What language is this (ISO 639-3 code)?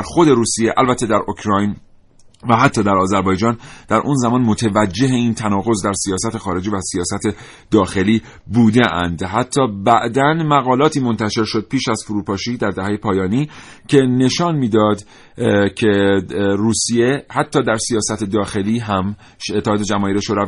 fas